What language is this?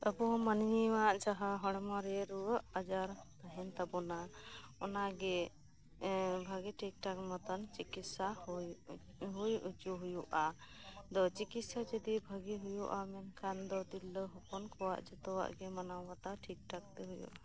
Santali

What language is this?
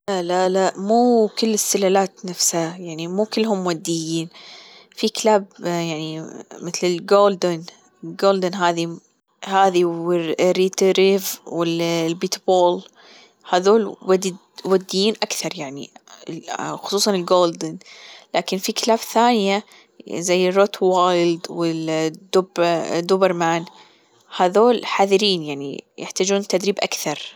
Gulf Arabic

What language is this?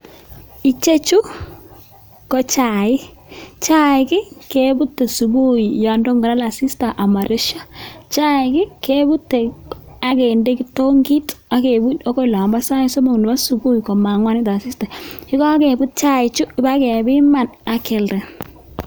Kalenjin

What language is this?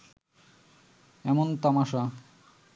Bangla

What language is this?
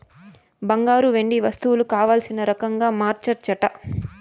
Telugu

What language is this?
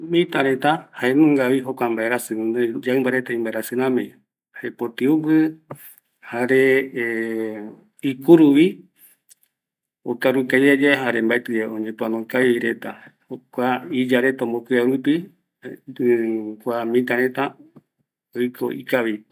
Eastern Bolivian Guaraní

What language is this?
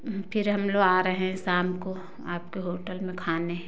Hindi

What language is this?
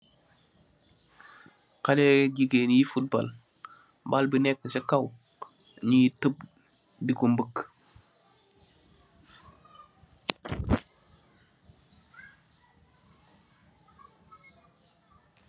Wolof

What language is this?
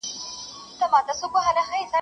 Pashto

